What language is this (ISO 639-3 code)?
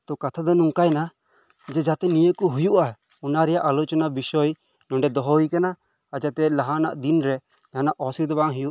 sat